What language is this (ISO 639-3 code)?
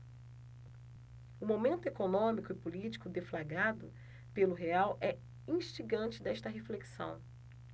por